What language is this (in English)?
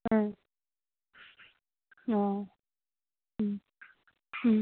Manipuri